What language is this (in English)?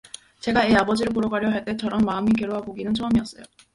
Korean